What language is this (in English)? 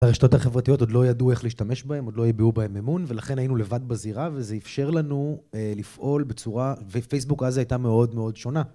Hebrew